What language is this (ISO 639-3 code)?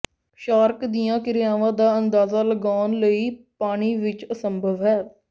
pan